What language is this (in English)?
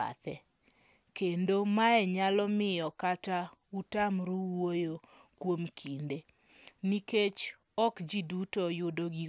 Luo (Kenya and Tanzania)